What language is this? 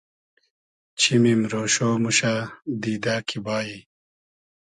Hazaragi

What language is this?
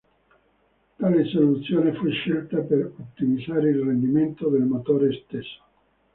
Italian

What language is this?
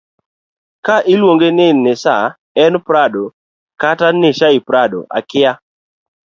Luo (Kenya and Tanzania)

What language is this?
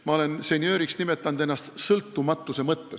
Estonian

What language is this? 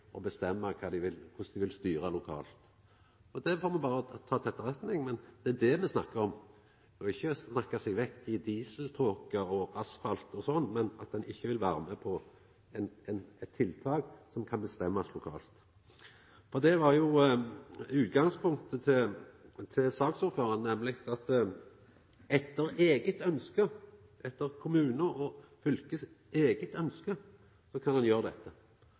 Norwegian Nynorsk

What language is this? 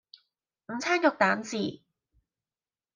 Cantonese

